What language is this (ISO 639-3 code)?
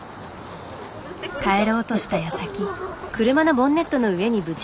jpn